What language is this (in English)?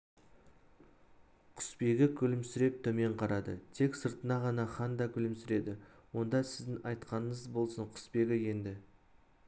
Kazakh